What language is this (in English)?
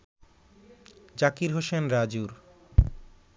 Bangla